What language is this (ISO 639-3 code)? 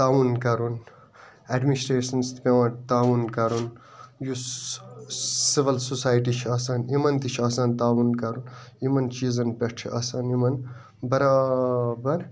kas